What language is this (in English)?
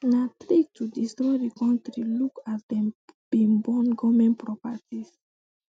Nigerian Pidgin